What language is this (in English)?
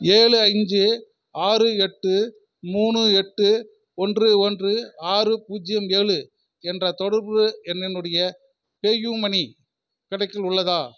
Tamil